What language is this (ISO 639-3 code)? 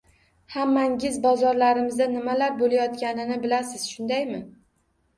uzb